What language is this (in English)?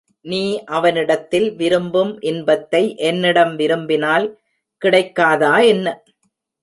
Tamil